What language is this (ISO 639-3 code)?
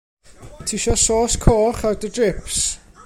cym